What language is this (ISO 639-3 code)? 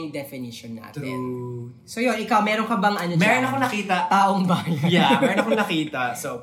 fil